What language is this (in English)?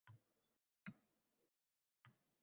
Uzbek